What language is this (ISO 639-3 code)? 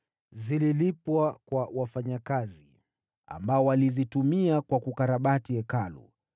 swa